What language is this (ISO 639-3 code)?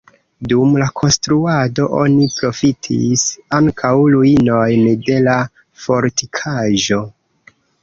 epo